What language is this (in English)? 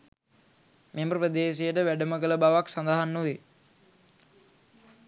Sinhala